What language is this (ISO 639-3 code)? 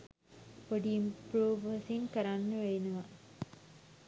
sin